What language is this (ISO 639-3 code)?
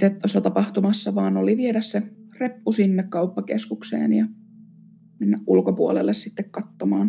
fin